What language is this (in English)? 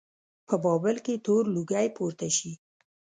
Pashto